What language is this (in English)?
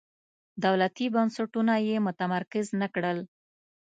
Pashto